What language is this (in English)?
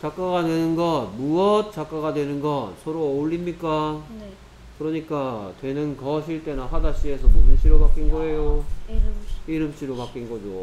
Korean